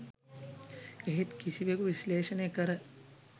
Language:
Sinhala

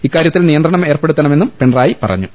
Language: Malayalam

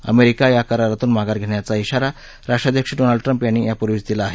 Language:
Marathi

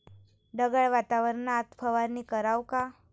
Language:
Marathi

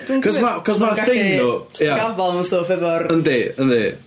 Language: Welsh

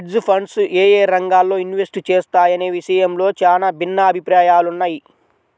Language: Telugu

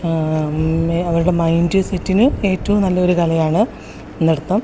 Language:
Malayalam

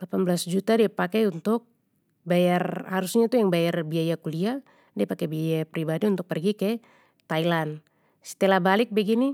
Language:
Papuan Malay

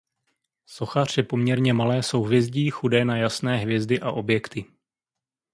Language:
Czech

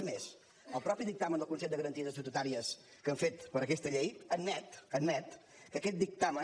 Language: Catalan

